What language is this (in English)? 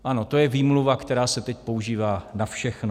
Czech